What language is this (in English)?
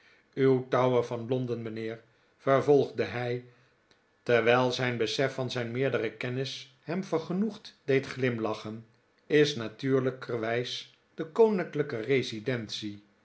Dutch